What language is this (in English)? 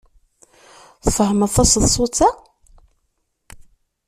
Kabyle